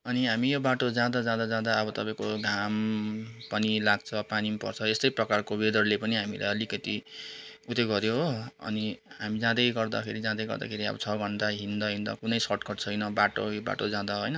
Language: Nepali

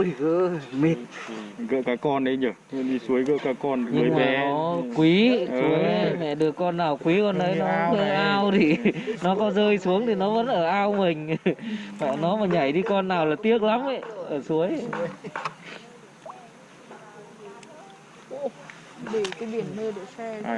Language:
Vietnamese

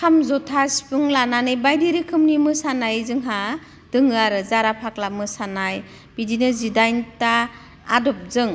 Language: Bodo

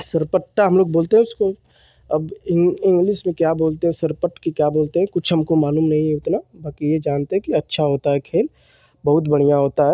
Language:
Hindi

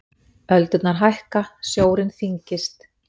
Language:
Icelandic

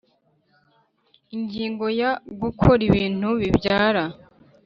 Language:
Kinyarwanda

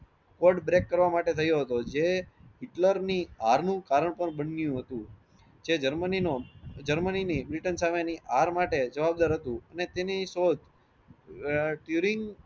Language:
Gujarati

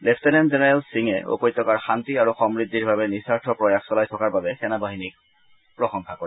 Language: Assamese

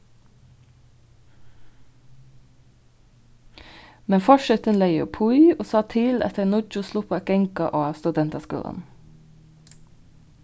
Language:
Faroese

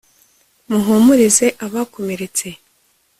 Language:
Kinyarwanda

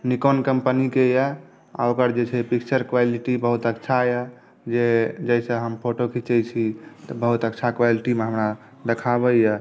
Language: Maithili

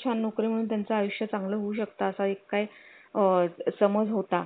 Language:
Marathi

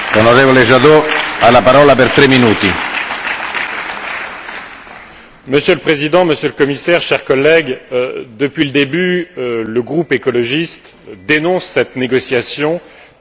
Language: French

